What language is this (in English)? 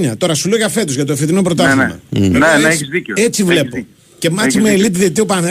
Greek